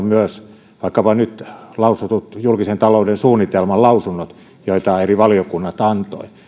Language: Finnish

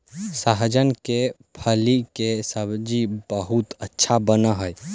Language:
Magahi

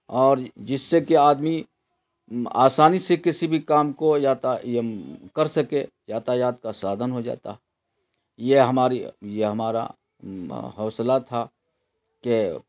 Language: Urdu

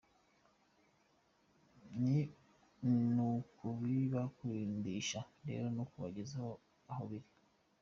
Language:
Kinyarwanda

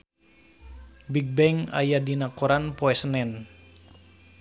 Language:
Sundanese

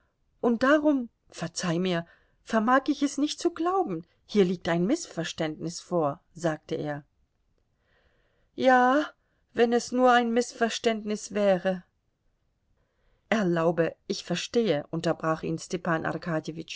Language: German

